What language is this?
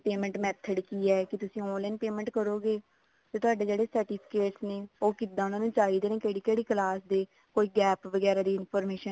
Punjabi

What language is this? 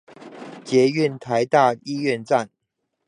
Chinese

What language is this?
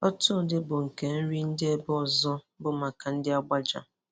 Igbo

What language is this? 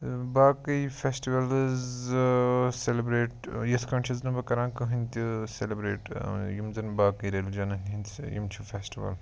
Kashmiri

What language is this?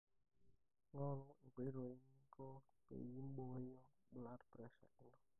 Masai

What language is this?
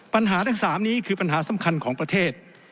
Thai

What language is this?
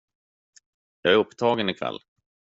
Swedish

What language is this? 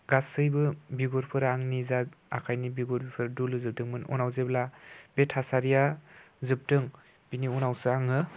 Bodo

